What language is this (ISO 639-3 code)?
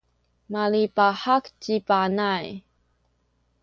szy